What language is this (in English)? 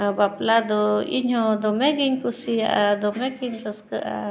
Santali